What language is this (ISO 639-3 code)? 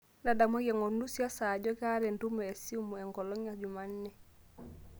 mas